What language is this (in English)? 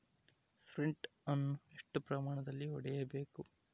Kannada